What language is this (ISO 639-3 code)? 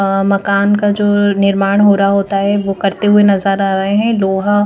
hin